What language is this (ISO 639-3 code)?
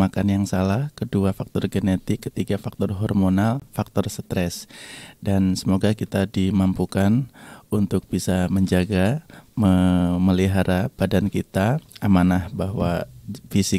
ind